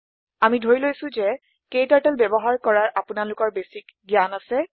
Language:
Assamese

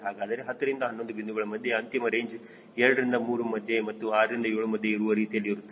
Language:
Kannada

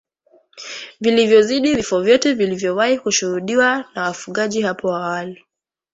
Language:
Swahili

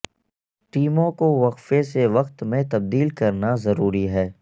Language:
Urdu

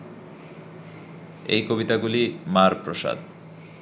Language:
Bangla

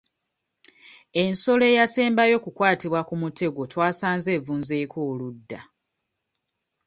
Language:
Ganda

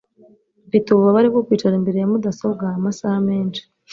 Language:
Kinyarwanda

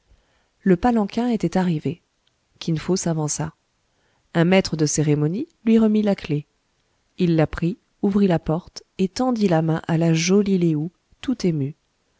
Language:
French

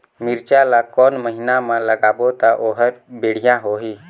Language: Chhattisgarhi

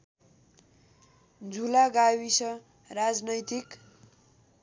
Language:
Nepali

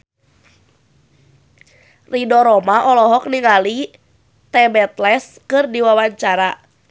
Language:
Sundanese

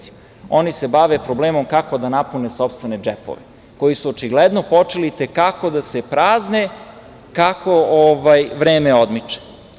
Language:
Serbian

